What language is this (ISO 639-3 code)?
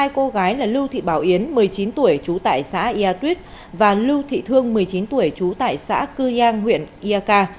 vie